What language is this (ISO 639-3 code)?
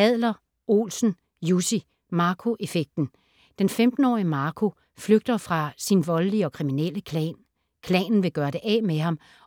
dan